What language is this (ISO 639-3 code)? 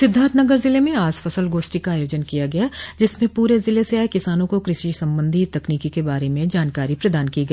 hin